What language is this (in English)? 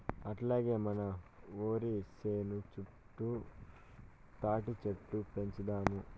Telugu